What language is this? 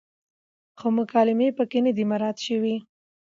Pashto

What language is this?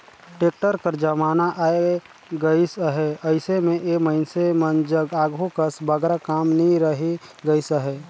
Chhattisgarhi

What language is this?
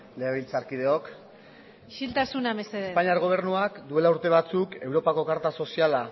Basque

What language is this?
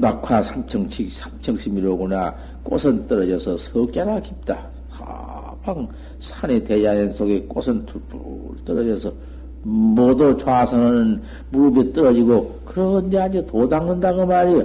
Korean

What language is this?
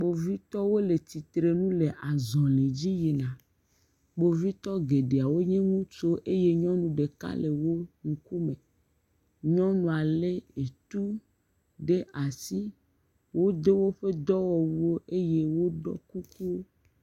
Ewe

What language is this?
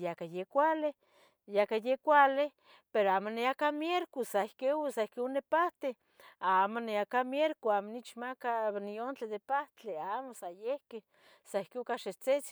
Tetelcingo Nahuatl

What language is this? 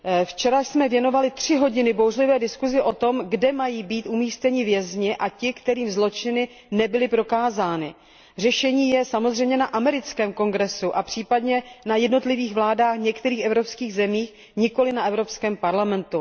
Czech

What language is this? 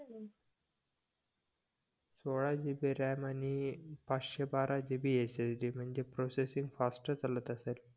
Marathi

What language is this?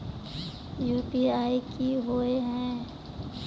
Magahi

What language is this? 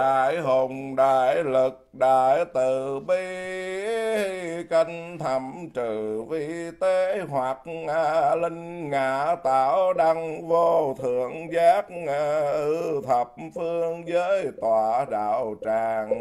Vietnamese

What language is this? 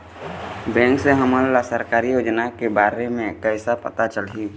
Chhattisgarhi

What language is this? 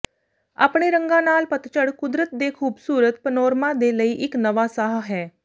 Punjabi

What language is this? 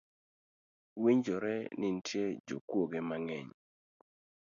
Luo (Kenya and Tanzania)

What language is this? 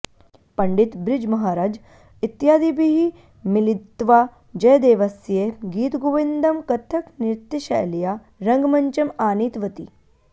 Sanskrit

